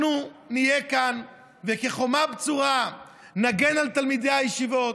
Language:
Hebrew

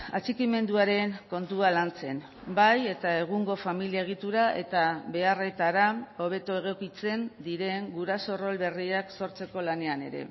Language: Basque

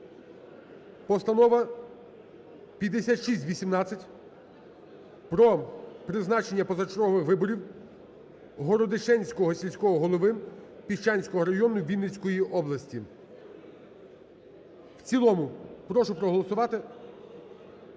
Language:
Ukrainian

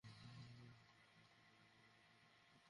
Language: Bangla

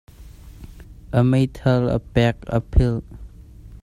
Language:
Hakha Chin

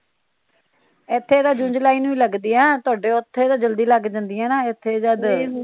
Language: Punjabi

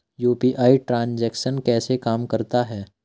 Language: Hindi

